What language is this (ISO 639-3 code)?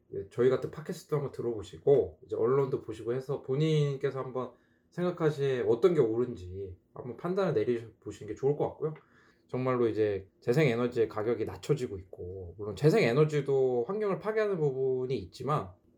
kor